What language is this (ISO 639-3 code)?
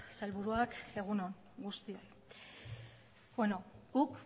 eus